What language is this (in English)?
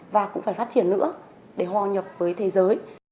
Vietnamese